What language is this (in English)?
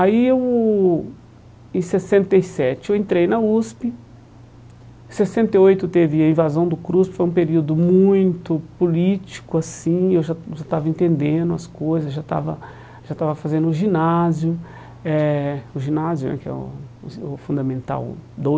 Portuguese